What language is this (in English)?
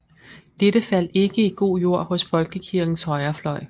Danish